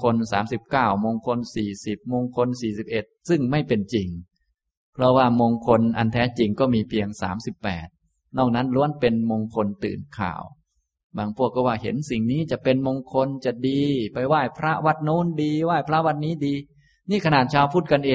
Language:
Thai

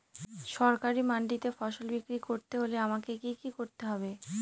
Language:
Bangla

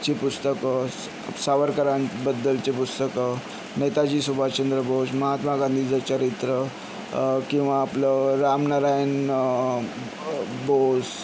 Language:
Marathi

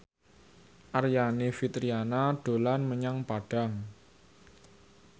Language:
Javanese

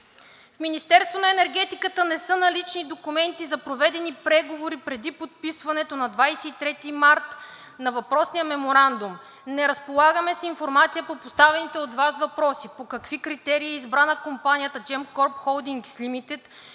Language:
Bulgarian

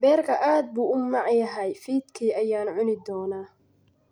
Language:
Somali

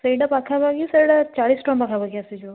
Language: Odia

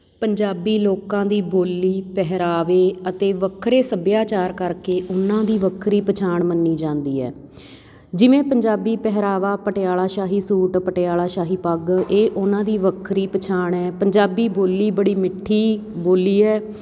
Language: Punjabi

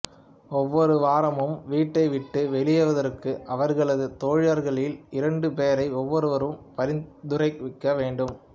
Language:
Tamil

